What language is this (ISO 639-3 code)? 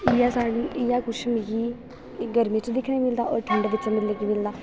doi